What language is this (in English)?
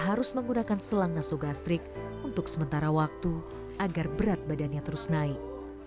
Indonesian